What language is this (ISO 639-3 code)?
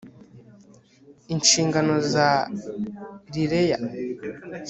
kin